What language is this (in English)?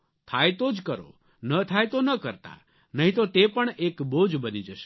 Gujarati